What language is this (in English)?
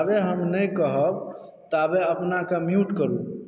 Maithili